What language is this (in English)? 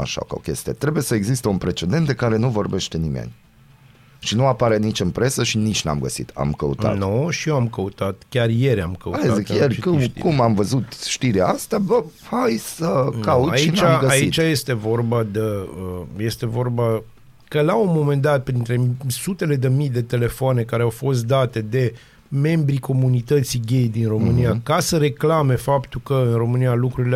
Romanian